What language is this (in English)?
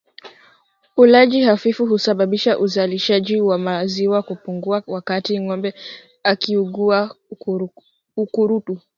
Swahili